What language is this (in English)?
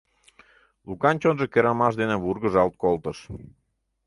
Mari